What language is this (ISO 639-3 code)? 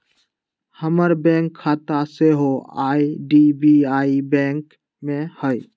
mag